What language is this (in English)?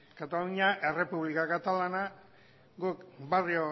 Basque